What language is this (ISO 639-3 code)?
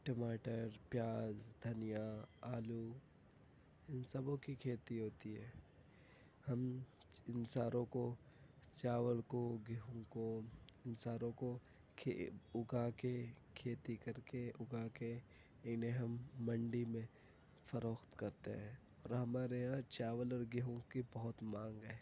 urd